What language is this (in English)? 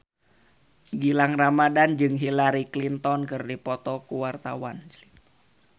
Sundanese